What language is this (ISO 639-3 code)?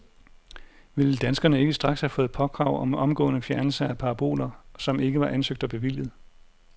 dan